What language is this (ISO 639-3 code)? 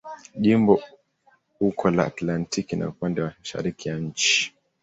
swa